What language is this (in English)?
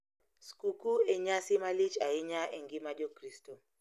Luo (Kenya and Tanzania)